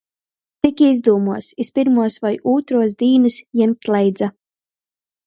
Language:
Latgalian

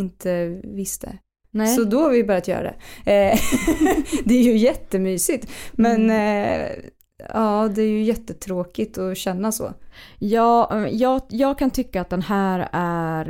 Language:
Swedish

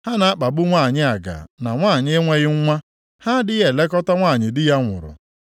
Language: Igbo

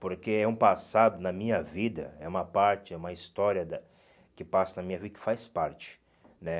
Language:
Portuguese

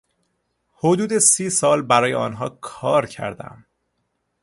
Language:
Persian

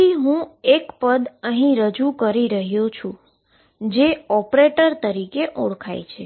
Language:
Gujarati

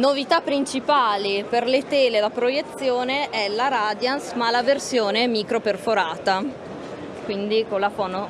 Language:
Italian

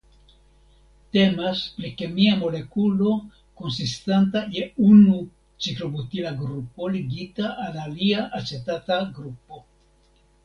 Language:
Esperanto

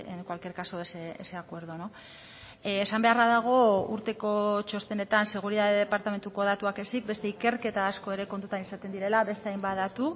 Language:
Basque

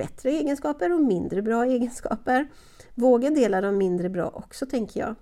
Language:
Swedish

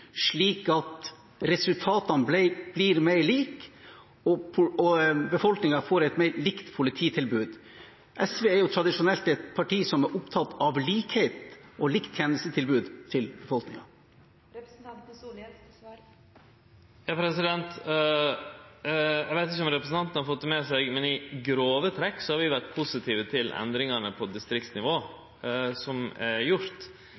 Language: Norwegian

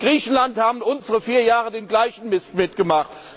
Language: German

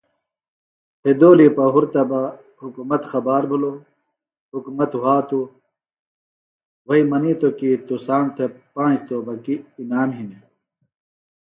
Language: Phalura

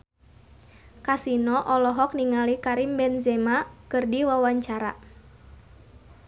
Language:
Sundanese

